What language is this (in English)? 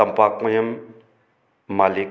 Manipuri